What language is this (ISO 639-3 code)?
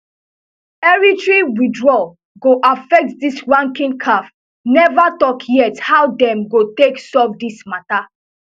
pcm